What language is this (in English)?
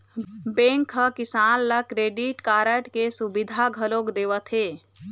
Chhattisgarhi